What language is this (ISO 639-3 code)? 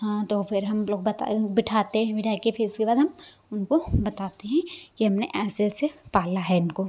hin